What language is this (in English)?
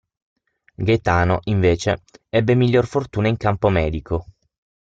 Italian